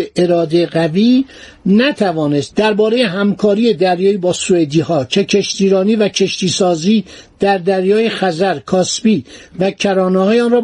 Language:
Persian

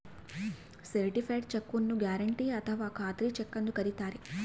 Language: Kannada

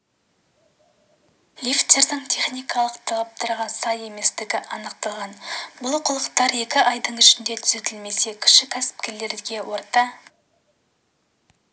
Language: Kazakh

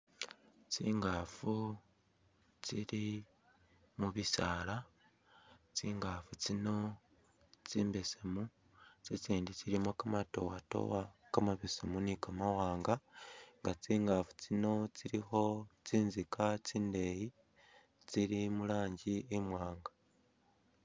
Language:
Masaaba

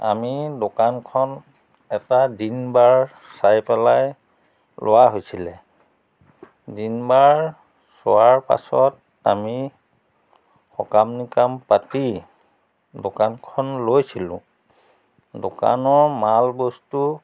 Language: Assamese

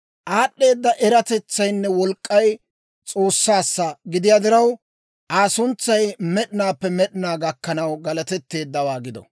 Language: Dawro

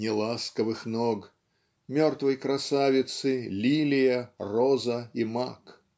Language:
Russian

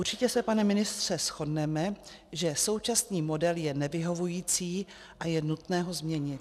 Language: Czech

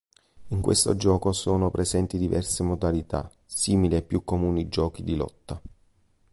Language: Italian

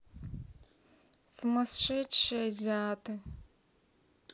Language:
Russian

